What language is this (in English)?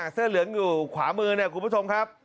Thai